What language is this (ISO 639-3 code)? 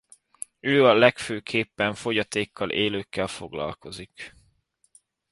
hun